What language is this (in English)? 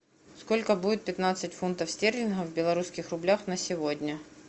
Russian